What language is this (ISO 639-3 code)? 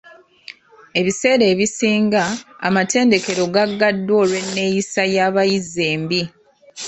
lug